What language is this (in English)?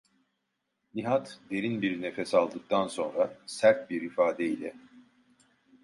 Turkish